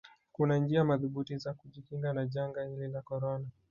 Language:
Swahili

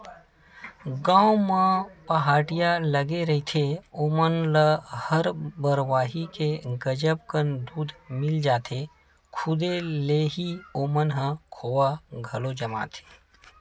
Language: Chhattisgarhi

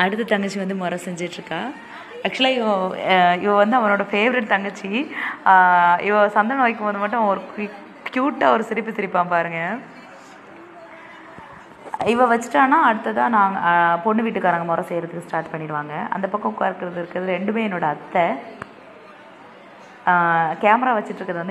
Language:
Romanian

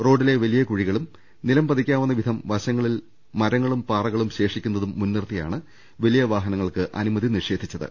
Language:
Malayalam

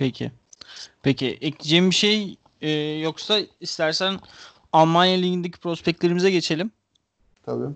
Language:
Turkish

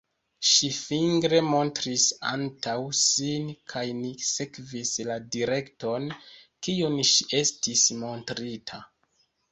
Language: Esperanto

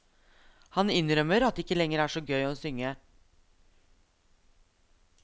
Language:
Norwegian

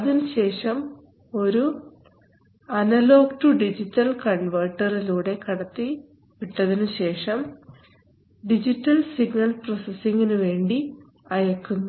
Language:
Malayalam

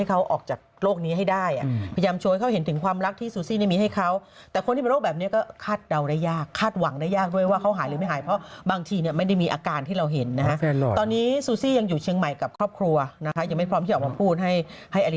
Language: Thai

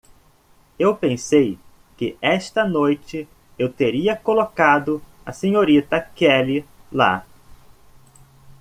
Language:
Portuguese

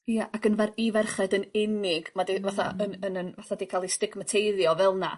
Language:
Welsh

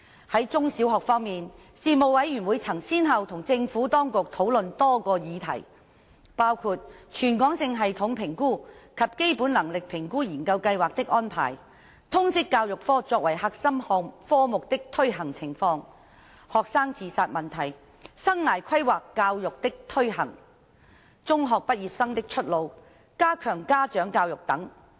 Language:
Cantonese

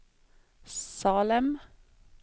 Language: Swedish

